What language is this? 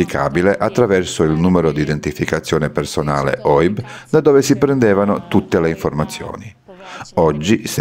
Italian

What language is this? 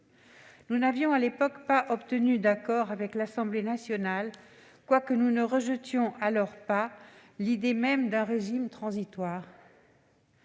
French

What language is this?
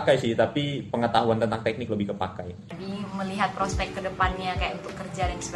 Indonesian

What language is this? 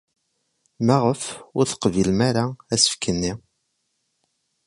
Kabyle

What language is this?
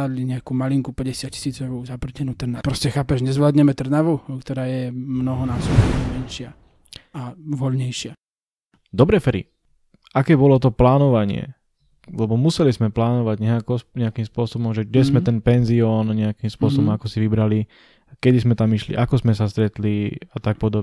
Slovak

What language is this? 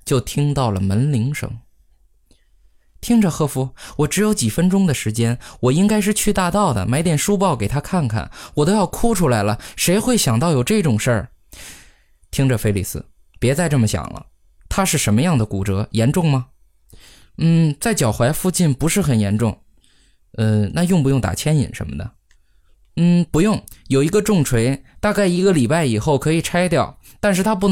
Chinese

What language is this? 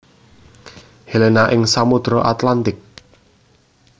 Javanese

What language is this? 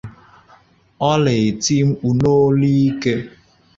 Igbo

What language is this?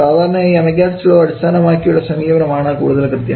Malayalam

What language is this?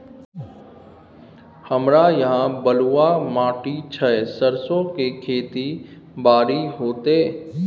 Maithili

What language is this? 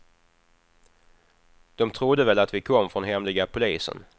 Swedish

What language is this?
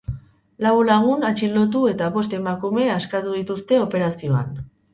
Basque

